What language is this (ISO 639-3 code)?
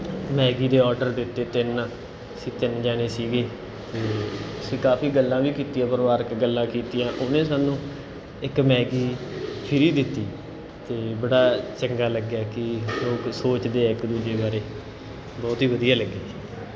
pan